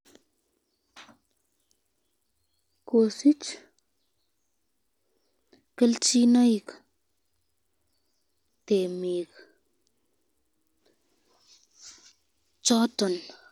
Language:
Kalenjin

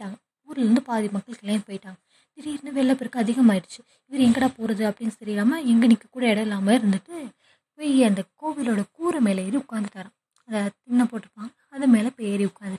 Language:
Tamil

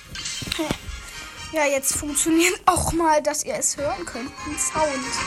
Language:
German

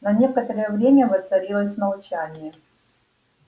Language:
Russian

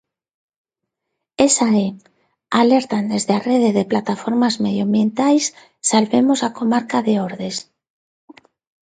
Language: Galician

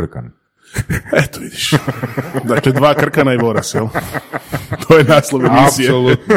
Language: Croatian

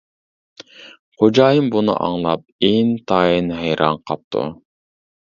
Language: Uyghur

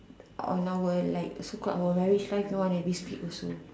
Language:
English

